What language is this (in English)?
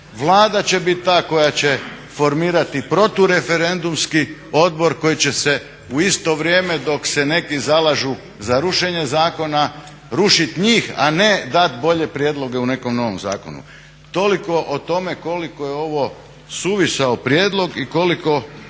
Croatian